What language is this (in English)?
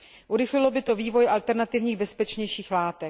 Czech